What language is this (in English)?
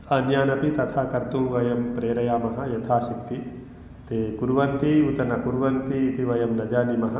Sanskrit